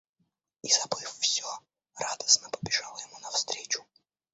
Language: Russian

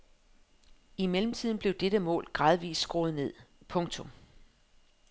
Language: Danish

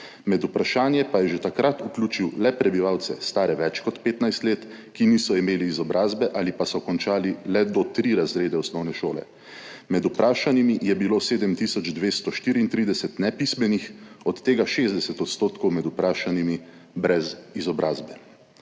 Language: Slovenian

